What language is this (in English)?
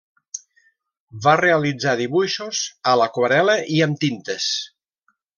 Catalan